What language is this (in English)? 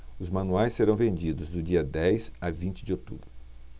Portuguese